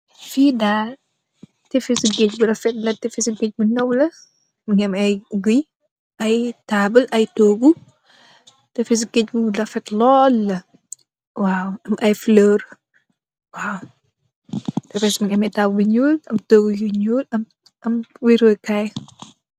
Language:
Wolof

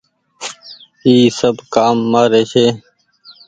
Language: Goaria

